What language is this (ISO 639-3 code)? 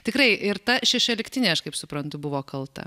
lit